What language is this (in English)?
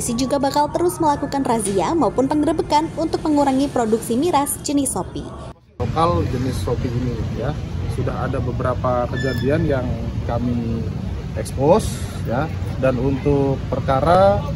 Indonesian